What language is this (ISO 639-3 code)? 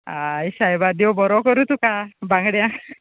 kok